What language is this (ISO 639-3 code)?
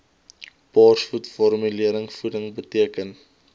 afr